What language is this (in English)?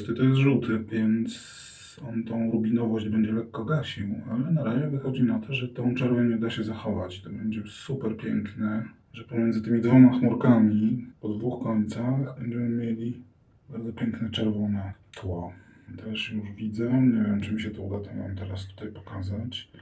Polish